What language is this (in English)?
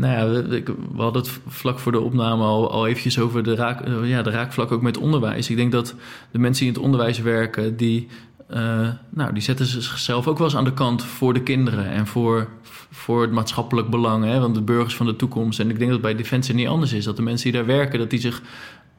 Dutch